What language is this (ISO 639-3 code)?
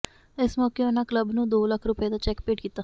pan